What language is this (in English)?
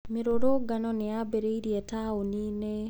Kikuyu